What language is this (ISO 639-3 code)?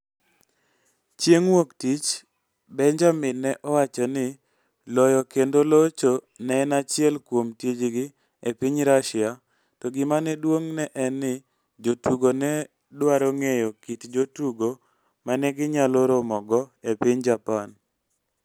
luo